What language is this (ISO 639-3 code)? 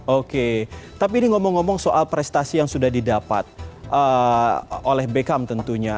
ind